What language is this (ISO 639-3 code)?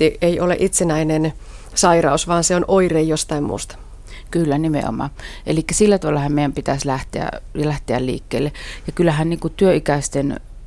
fin